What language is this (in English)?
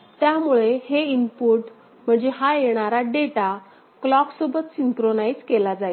Marathi